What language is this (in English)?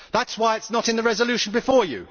English